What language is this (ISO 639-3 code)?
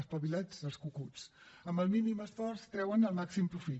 cat